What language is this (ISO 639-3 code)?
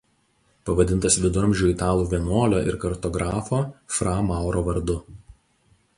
lit